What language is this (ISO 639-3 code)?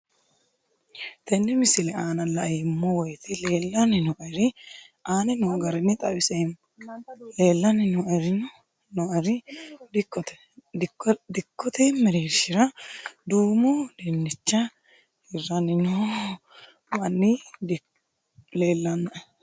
sid